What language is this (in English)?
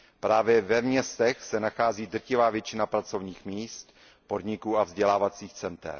Czech